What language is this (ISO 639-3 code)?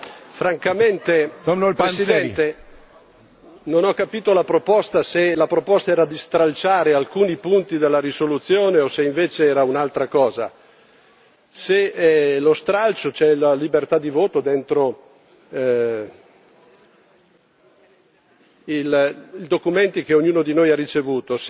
ita